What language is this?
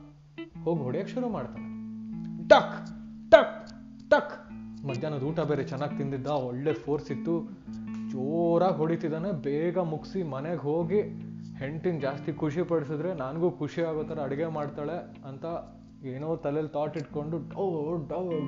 Kannada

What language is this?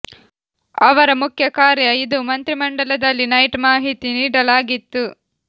Kannada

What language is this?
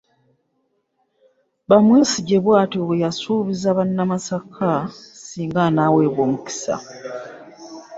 Ganda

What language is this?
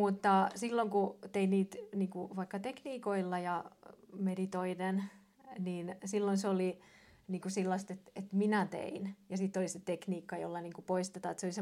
Finnish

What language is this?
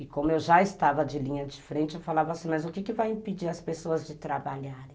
Portuguese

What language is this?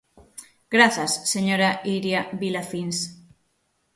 Galician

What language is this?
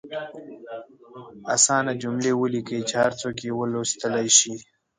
Pashto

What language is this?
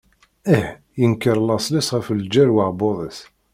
Kabyle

